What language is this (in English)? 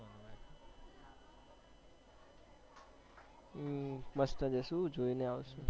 Gujarati